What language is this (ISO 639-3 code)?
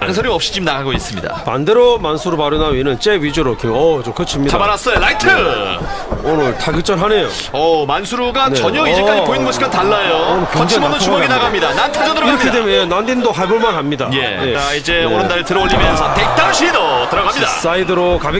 kor